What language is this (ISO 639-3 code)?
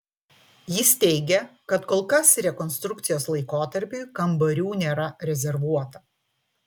lit